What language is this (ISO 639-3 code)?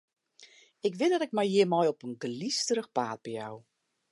fry